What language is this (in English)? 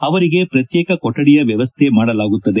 Kannada